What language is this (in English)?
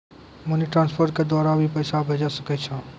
Maithili